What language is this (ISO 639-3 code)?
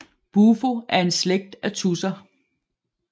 dan